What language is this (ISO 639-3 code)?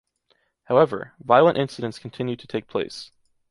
eng